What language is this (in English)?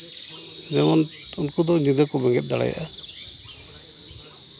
Santali